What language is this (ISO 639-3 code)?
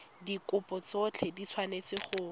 tsn